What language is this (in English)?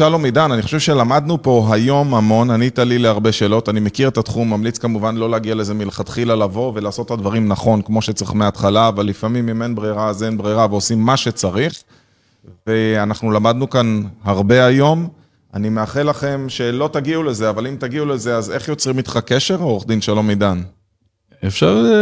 Hebrew